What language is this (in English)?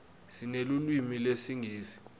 Swati